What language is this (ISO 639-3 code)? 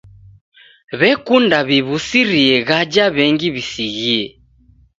dav